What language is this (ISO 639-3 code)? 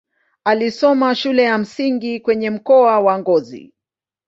swa